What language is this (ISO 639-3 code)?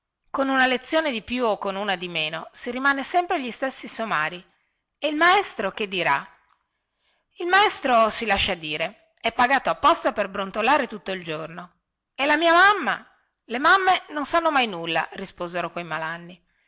ita